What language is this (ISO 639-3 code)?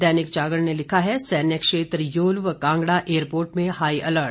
hin